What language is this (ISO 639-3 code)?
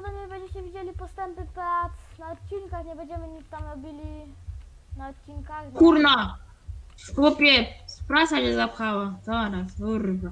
pol